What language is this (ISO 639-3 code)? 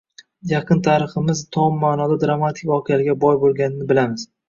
uzb